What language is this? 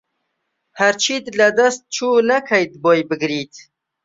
Central Kurdish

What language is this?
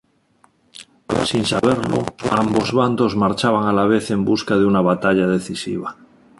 Spanish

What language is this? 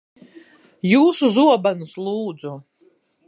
Latvian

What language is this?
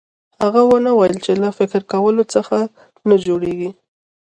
Pashto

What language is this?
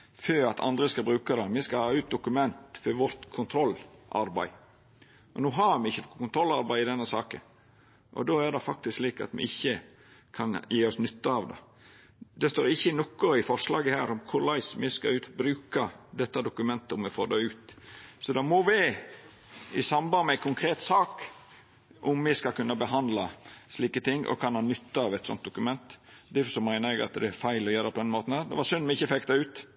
Norwegian Nynorsk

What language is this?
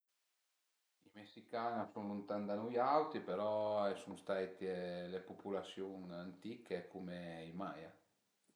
Piedmontese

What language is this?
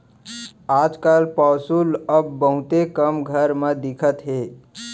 Chhattisgarhi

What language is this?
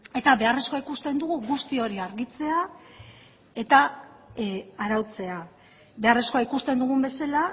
Basque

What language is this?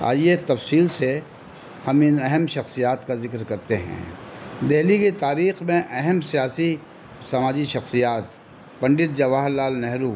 Urdu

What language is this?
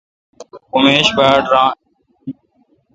Kalkoti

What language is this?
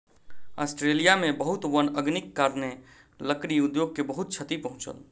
Maithili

